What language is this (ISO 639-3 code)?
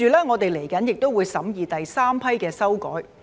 yue